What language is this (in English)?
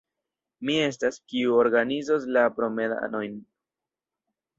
Esperanto